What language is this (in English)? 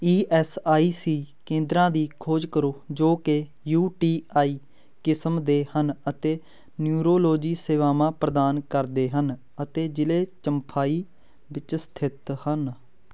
Punjabi